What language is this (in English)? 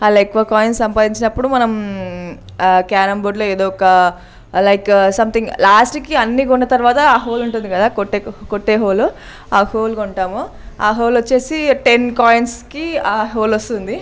Telugu